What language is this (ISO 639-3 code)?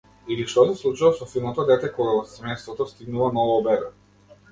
mkd